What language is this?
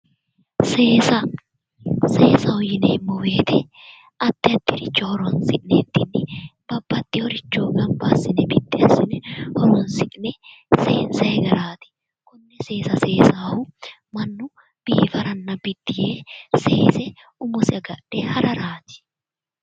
Sidamo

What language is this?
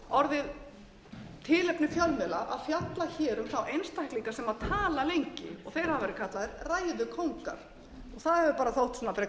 Icelandic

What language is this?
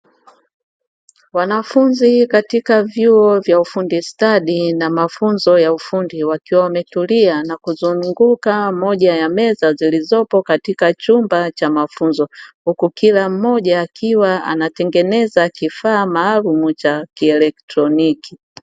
Swahili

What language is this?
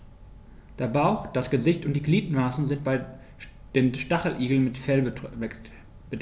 German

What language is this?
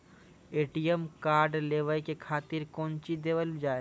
Maithili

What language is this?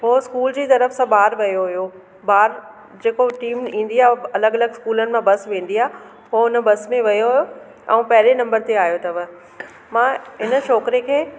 Sindhi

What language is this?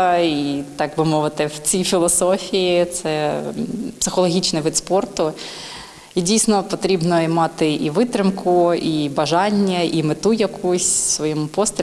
Ukrainian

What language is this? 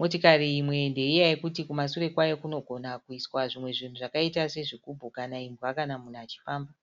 Shona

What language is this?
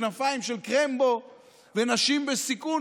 Hebrew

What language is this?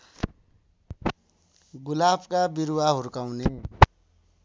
Nepali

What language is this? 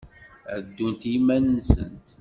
Kabyle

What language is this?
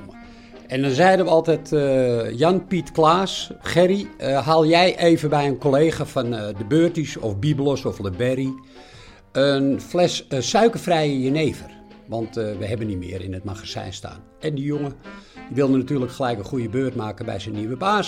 Dutch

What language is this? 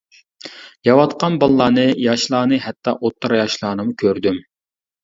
Uyghur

